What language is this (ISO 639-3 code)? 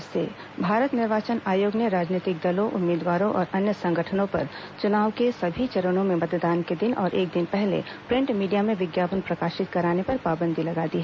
hin